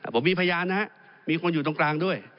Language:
Thai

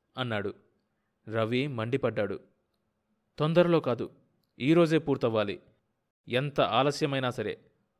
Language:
Telugu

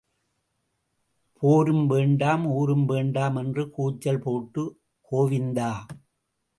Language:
Tamil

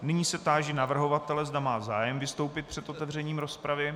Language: Czech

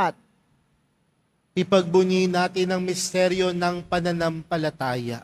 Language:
Filipino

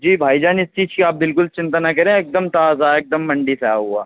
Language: Urdu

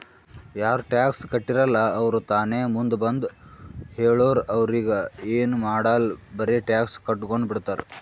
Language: Kannada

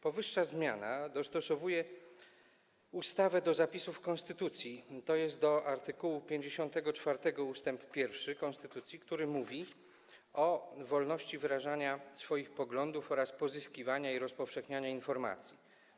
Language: Polish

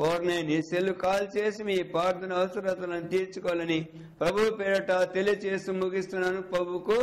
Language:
Hindi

